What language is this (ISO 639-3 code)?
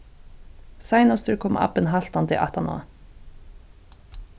fao